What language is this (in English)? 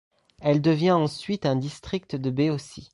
French